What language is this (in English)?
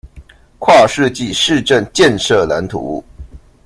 Chinese